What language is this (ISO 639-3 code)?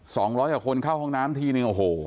tha